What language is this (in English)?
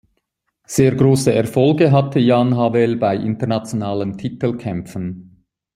German